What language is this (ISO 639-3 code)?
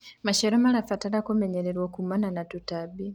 kik